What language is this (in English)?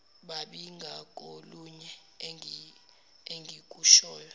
Zulu